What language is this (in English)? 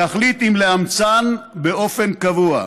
Hebrew